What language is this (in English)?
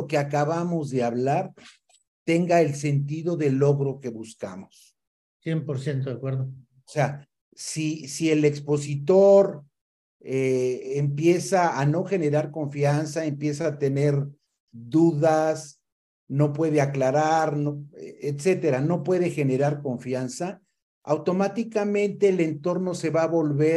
Spanish